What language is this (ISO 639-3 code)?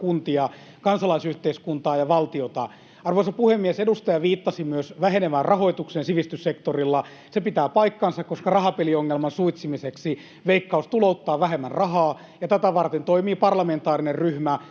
fin